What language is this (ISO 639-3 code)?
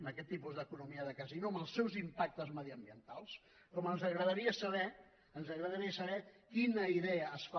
cat